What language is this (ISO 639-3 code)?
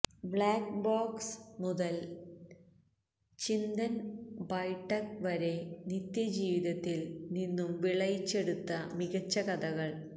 mal